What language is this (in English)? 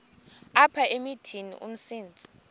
Xhosa